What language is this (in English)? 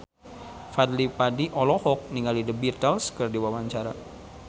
Sundanese